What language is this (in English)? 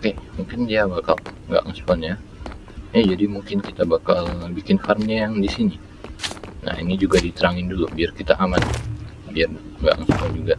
Indonesian